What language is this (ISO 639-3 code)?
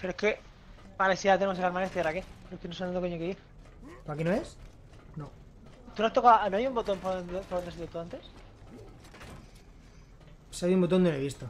spa